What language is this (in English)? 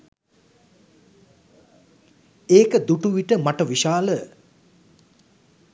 Sinhala